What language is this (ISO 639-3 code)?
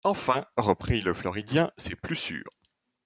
fra